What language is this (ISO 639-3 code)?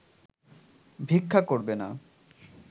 ben